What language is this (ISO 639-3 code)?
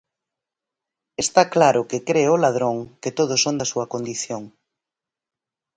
glg